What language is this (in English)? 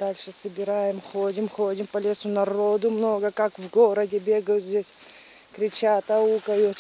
Russian